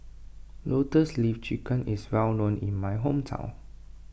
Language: English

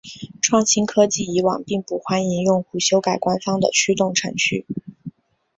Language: Chinese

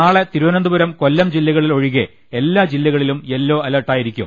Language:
Malayalam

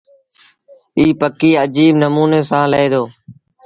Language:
Sindhi Bhil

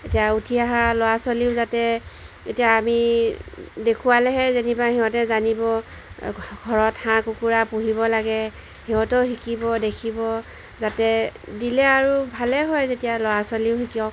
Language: Assamese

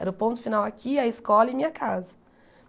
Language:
Portuguese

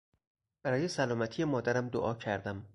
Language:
Persian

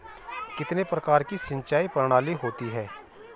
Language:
Hindi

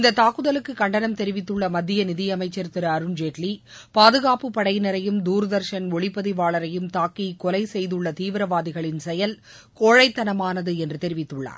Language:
Tamil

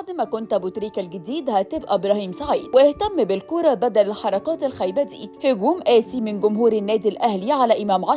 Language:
Arabic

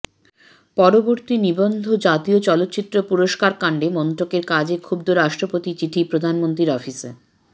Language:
Bangla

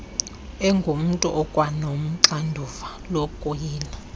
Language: Xhosa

